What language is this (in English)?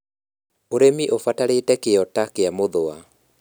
Kikuyu